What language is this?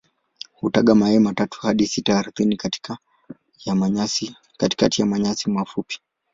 Swahili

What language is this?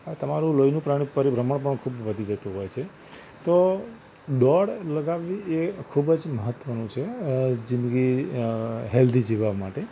Gujarati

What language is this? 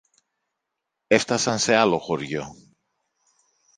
Greek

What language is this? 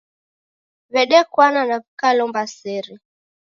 Taita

